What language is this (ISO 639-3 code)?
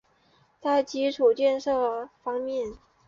zho